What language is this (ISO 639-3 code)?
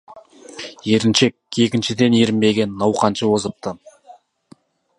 kaz